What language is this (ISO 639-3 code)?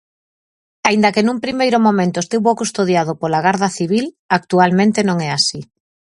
glg